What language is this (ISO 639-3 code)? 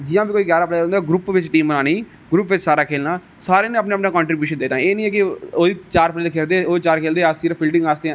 doi